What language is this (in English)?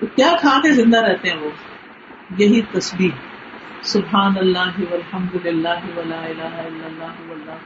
Urdu